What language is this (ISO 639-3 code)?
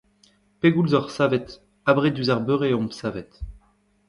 bre